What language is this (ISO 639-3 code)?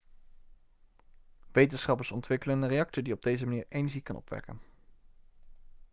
nld